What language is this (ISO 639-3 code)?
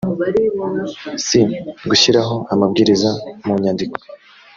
kin